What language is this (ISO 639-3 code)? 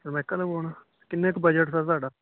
pan